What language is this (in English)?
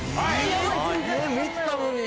Japanese